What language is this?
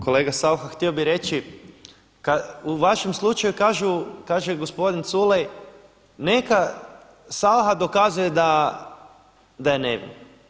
Croatian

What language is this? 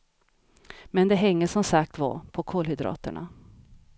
Swedish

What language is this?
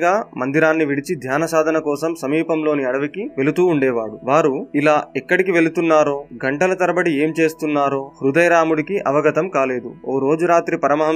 Telugu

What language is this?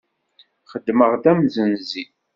Kabyle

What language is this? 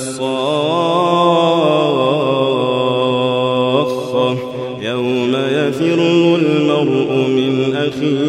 Arabic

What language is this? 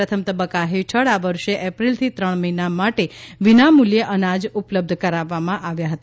Gujarati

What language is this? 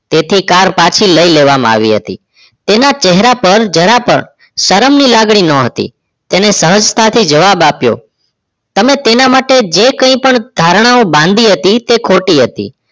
Gujarati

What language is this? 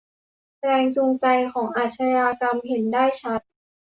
Thai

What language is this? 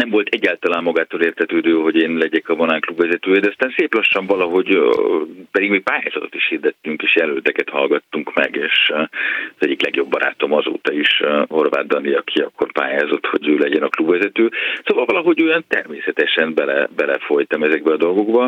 Hungarian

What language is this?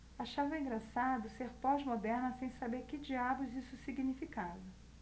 Portuguese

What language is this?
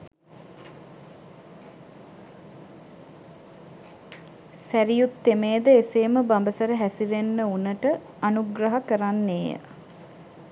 Sinhala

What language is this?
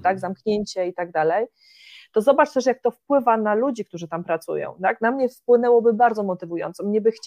Polish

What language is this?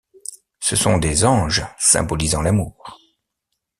French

